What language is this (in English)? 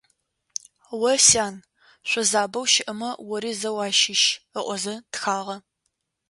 Adyghe